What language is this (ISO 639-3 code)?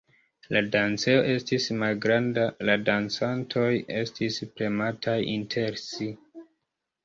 epo